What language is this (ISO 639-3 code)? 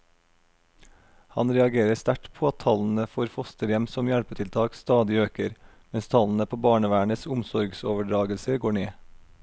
nor